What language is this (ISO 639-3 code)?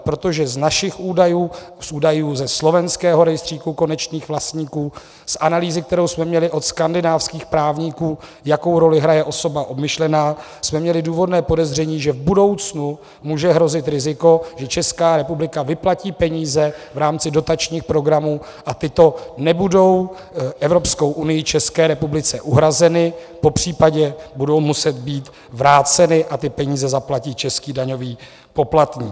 ces